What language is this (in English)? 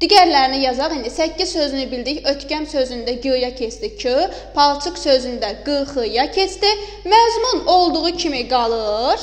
Turkish